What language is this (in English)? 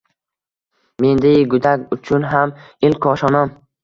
Uzbek